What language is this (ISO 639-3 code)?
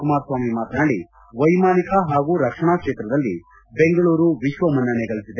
kan